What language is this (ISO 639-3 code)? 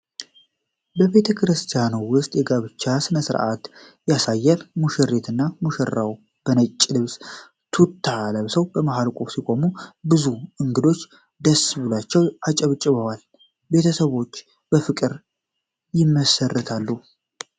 amh